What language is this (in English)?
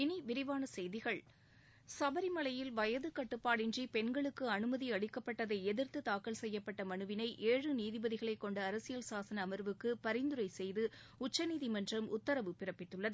Tamil